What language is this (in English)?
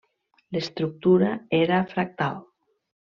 Catalan